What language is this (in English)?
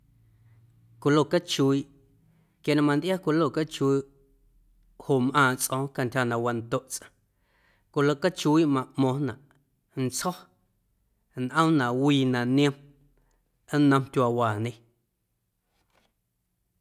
Guerrero Amuzgo